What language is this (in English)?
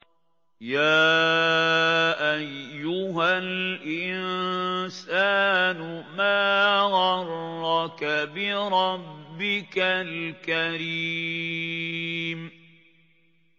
Arabic